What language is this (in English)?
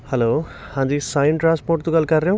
Punjabi